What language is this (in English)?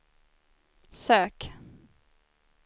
Swedish